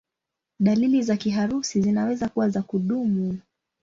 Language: Swahili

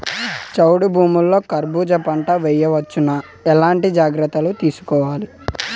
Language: Telugu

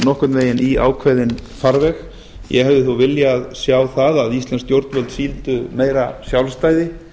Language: Icelandic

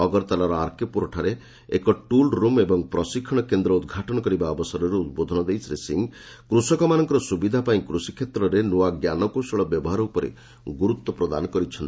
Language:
Odia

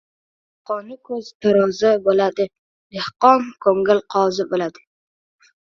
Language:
Uzbek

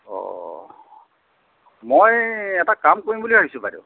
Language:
Assamese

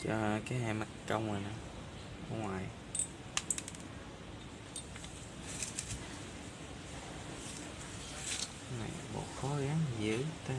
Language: Vietnamese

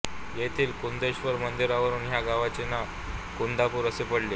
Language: Marathi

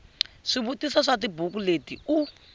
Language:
Tsonga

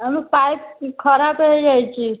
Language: Odia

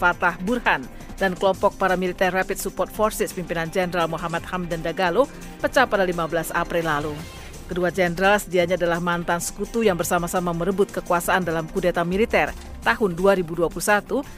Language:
Indonesian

